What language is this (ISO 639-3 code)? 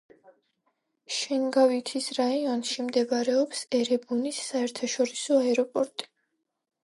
kat